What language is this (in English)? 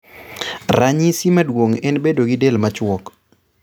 Luo (Kenya and Tanzania)